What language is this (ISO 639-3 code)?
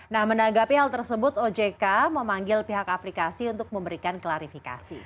ind